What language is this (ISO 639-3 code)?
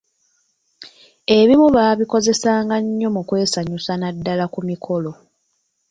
lug